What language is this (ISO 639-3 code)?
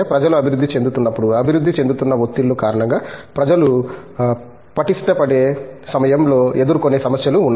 tel